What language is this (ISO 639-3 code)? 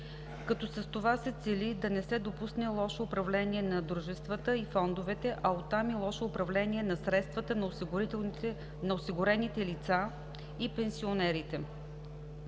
bul